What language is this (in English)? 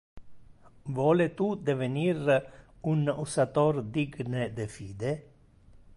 Interlingua